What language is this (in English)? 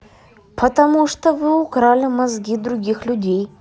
Russian